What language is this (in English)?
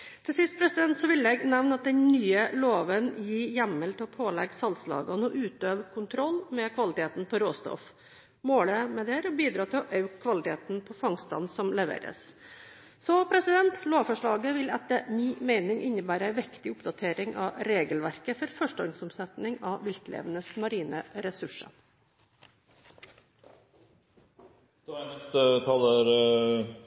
Norwegian Bokmål